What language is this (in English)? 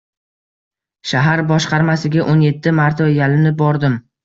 Uzbek